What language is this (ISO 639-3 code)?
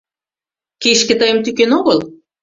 chm